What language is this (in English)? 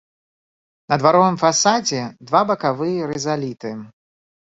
Belarusian